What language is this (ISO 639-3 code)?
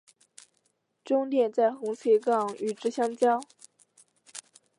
zho